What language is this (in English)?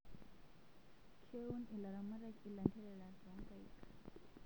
Masai